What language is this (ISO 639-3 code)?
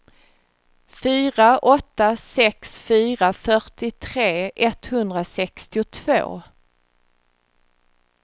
swe